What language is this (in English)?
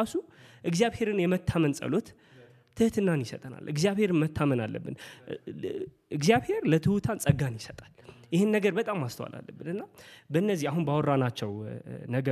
Amharic